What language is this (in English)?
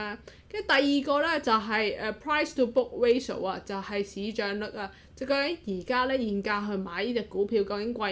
Chinese